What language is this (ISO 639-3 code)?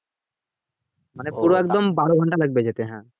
ben